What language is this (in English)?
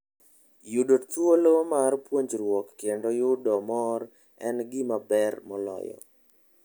Luo (Kenya and Tanzania)